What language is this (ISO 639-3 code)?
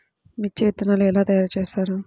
tel